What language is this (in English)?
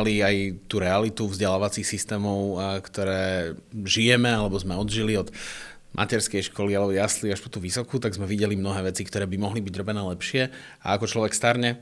Slovak